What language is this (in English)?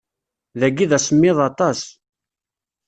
Kabyle